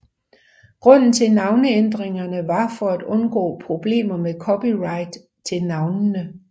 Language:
Danish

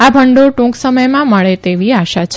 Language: Gujarati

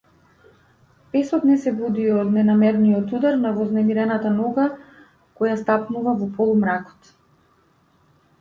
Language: Macedonian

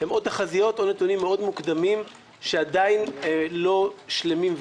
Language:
Hebrew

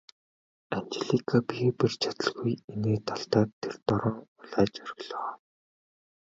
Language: Mongolian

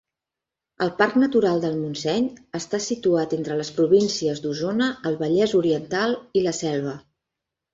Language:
Catalan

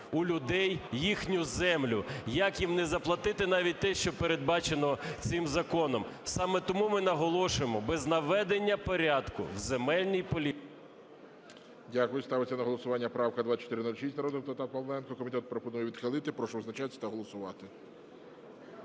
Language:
Ukrainian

